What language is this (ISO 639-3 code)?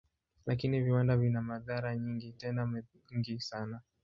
swa